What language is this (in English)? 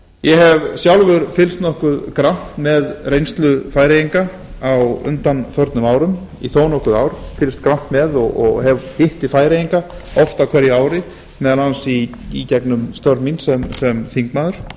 Icelandic